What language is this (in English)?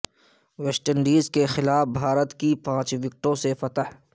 Urdu